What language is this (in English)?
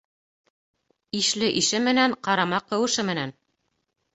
Bashkir